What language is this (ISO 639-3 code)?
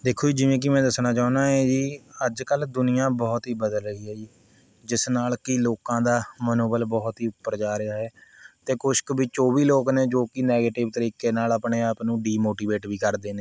pan